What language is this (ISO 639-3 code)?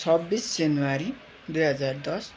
nep